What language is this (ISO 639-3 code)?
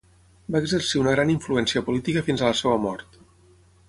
cat